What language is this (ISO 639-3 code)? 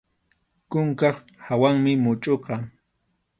qxu